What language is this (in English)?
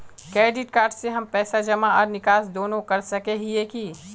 Magahi